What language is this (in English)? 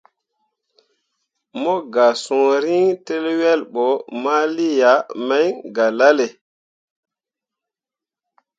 Mundang